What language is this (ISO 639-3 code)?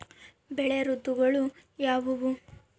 kan